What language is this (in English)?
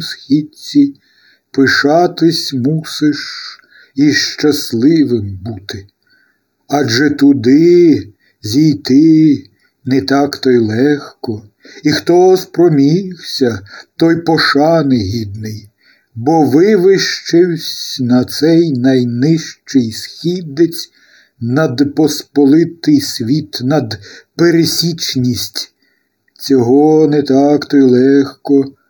Ukrainian